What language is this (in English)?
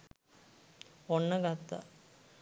Sinhala